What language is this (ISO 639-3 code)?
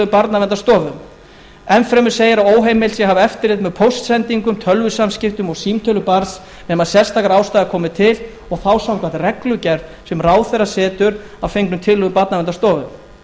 isl